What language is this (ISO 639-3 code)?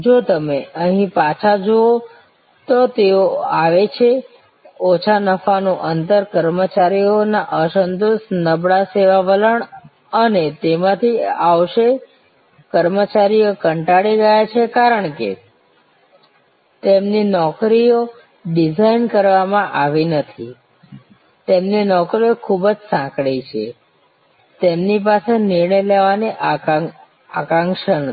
guj